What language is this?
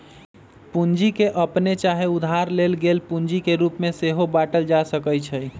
Magahi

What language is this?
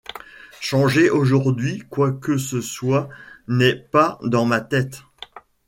French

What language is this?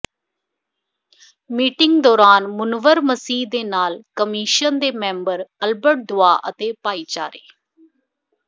Punjabi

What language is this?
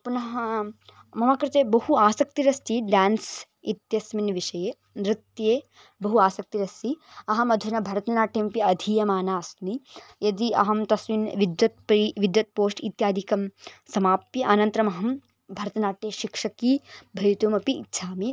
Sanskrit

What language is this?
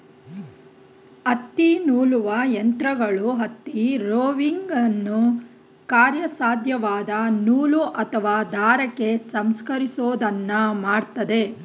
Kannada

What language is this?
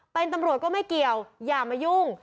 Thai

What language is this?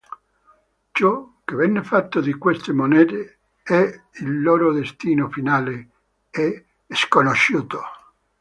Italian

